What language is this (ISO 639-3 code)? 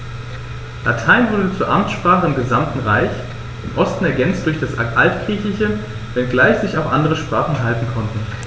deu